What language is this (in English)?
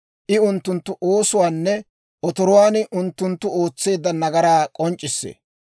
Dawro